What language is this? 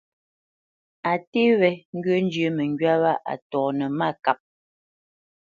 Bamenyam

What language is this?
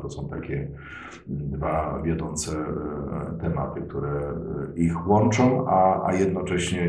Polish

